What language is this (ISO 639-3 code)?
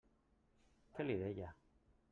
cat